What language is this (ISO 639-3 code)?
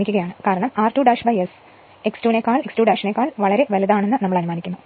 mal